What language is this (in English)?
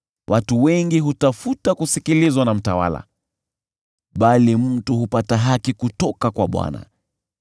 Swahili